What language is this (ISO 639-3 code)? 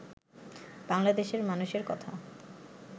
ben